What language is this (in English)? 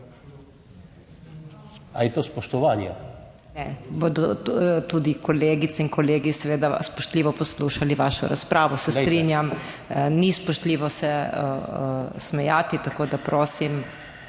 Slovenian